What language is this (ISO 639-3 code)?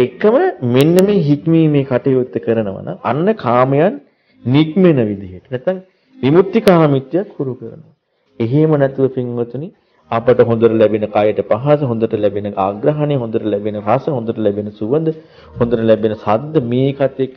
ara